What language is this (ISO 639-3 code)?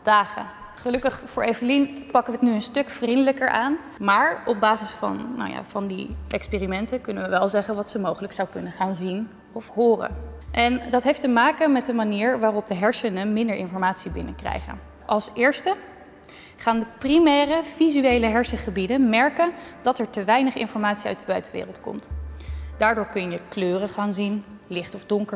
nld